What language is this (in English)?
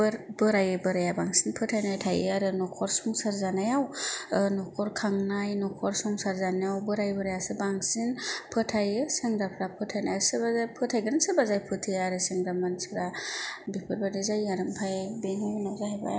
Bodo